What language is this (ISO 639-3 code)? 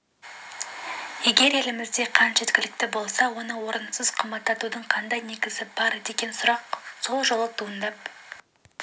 kaz